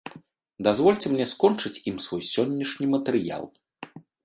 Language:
Belarusian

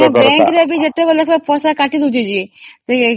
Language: Odia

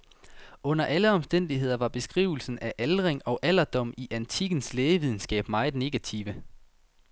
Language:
Danish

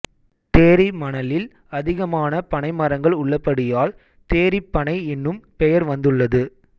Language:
Tamil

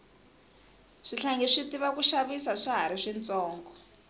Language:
Tsonga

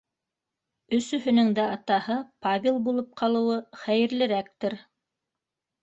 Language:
Bashkir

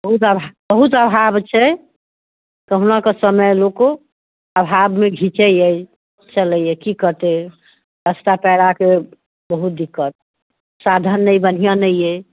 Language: Maithili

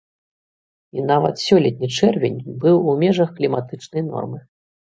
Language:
Belarusian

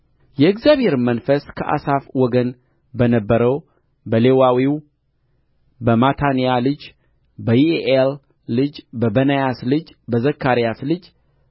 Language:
Amharic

